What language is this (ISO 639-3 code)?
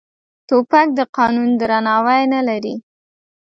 pus